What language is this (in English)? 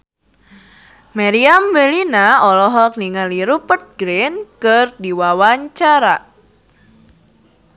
Sundanese